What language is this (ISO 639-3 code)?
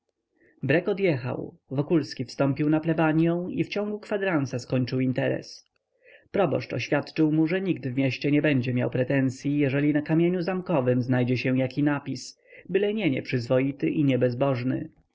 pol